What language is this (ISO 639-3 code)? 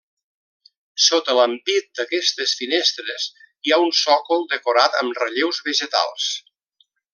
cat